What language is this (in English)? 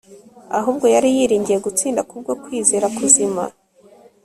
Kinyarwanda